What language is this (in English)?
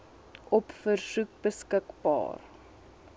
Afrikaans